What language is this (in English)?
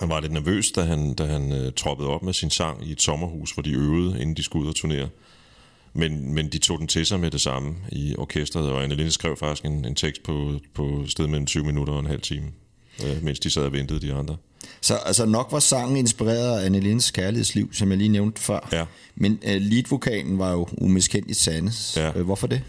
Danish